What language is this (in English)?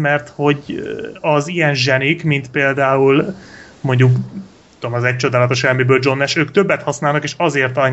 Hungarian